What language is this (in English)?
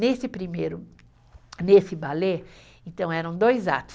Portuguese